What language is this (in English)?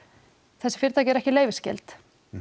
Icelandic